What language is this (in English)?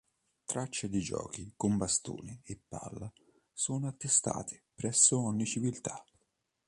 Italian